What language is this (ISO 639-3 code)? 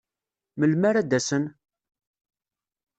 kab